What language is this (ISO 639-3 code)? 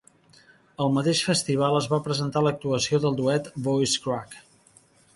cat